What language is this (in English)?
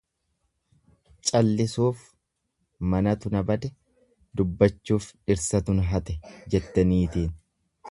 Oromo